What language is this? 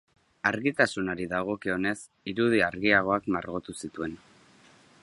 Basque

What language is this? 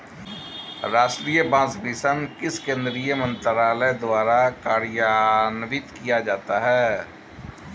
Hindi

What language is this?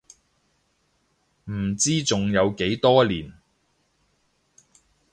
Cantonese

